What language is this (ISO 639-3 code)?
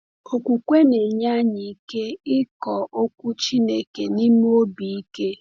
ibo